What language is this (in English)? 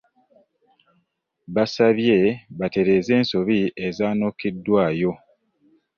Ganda